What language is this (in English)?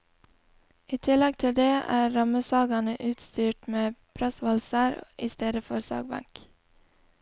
Norwegian